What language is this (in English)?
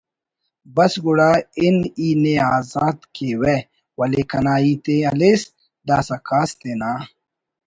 Brahui